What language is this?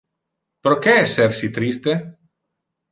Interlingua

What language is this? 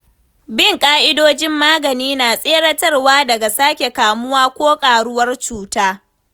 Hausa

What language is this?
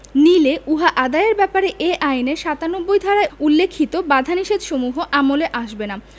Bangla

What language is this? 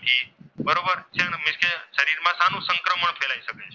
Gujarati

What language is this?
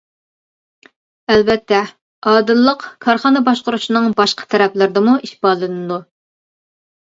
Uyghur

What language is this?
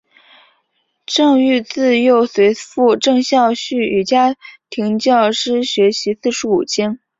Chinese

